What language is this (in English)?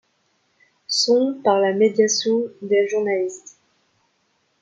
French